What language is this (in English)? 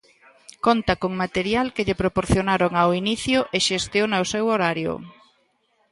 Galician